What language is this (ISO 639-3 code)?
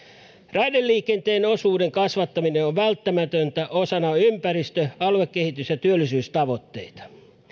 fin